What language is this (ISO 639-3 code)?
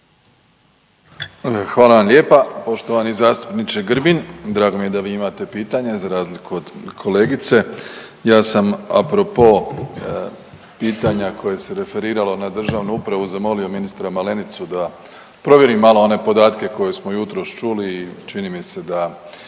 hrv